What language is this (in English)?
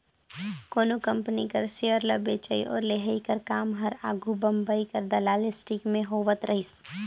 Chhattisgarhi